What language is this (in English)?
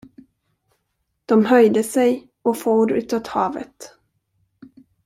Swedish